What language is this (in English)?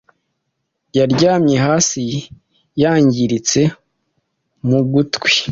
Kinyarwanda